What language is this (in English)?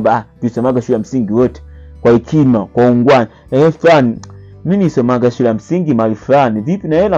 Swahili